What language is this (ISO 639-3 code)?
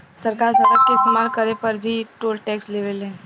bho